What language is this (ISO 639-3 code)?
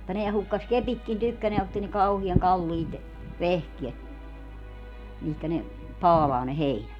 fin